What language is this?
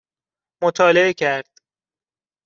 Persian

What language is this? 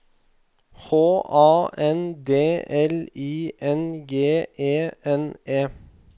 Norwegian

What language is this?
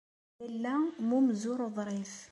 Kabyle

